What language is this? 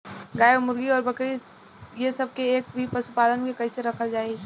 Bhojpuri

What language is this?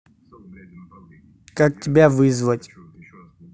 Russian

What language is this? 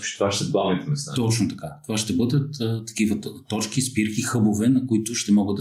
Bulgarian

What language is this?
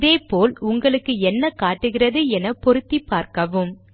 Tamil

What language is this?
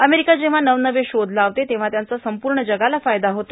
Marathi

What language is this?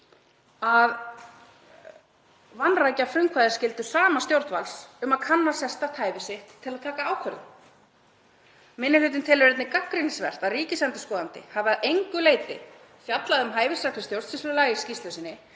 Icelandic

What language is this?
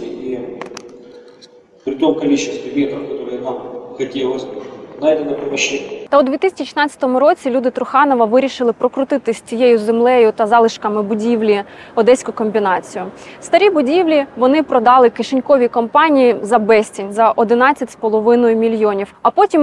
Ukrainian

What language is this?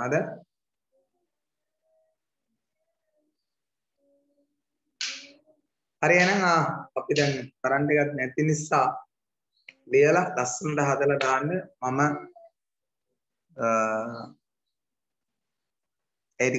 Thai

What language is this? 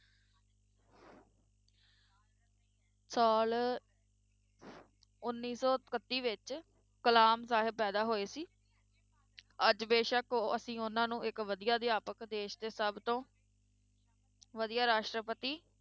Punjabi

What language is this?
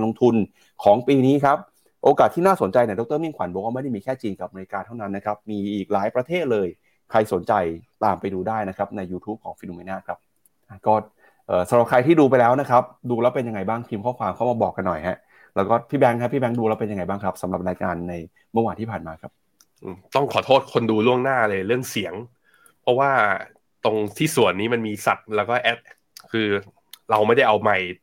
Thai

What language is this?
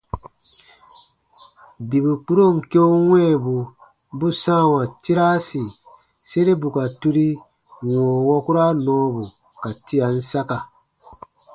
Baatonum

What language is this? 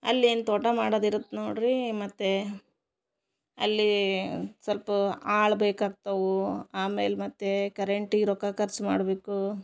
Kannada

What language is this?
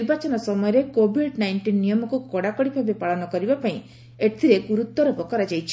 Odia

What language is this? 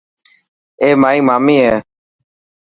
Dhatki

